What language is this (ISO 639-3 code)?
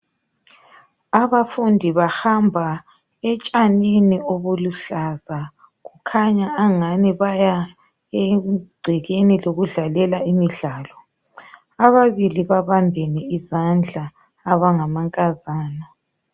nde